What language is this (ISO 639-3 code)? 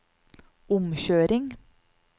nor